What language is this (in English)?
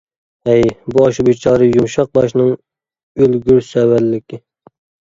Uyghur